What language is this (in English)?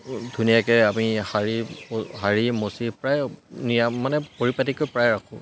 Assamese